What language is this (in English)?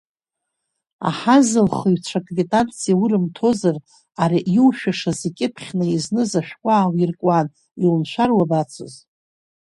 Abkhazian